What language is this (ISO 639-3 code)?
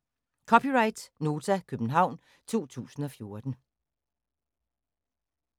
dan